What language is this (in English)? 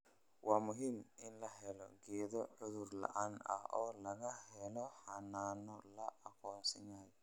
Somali